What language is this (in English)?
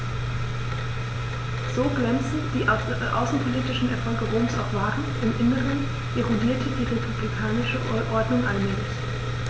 German